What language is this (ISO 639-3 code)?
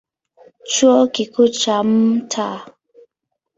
swa